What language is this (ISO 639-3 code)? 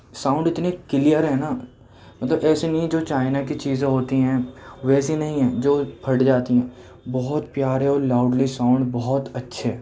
urd